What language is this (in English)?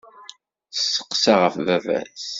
Kabyle